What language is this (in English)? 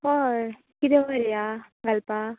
Konkani